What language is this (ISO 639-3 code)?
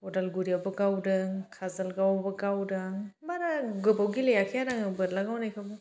brx